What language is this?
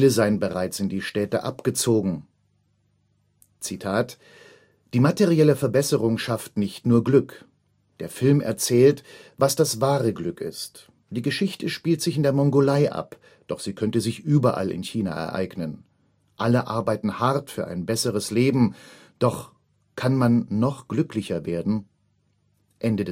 German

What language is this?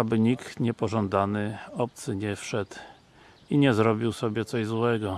Polish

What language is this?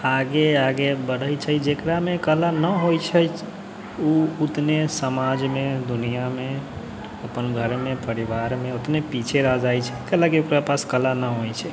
Maithili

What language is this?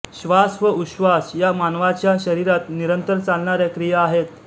Marathi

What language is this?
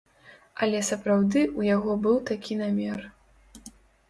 Belarusian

